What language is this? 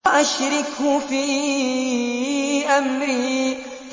Arabic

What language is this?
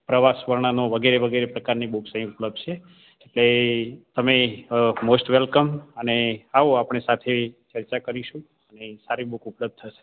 Gujarati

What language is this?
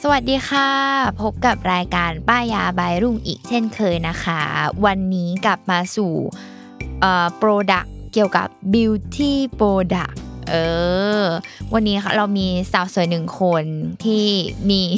Thai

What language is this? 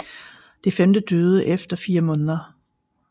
Danish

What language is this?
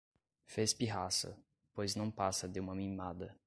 Portuguese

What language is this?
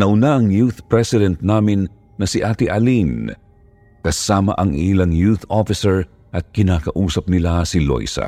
Filipino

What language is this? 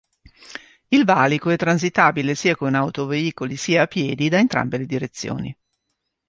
Italian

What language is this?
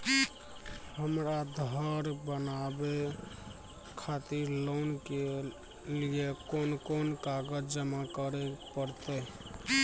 Maithili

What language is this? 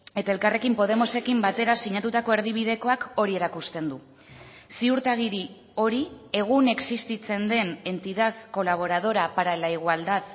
Basque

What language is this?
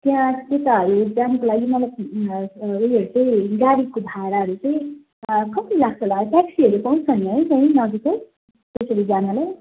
Nepali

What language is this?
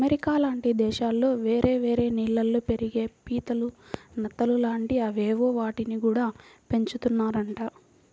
Telugu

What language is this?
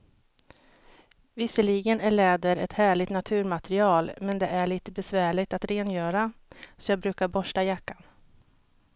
Swedish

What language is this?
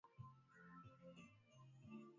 Swahili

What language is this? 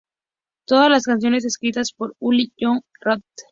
Spanish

